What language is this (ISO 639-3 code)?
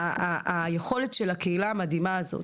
heb